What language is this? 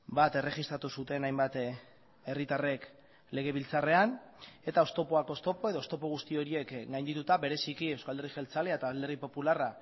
Basque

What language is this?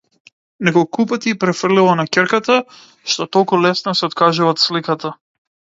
Macedonian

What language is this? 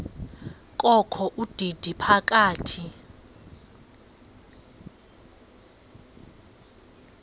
Xhosa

